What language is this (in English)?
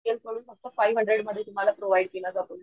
Marathi